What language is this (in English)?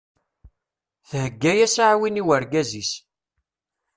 Kabyle